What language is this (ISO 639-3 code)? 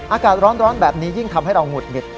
tha